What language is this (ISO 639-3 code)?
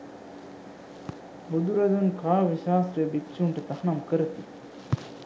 sin